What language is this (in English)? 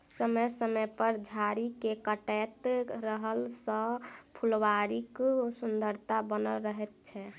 Maithili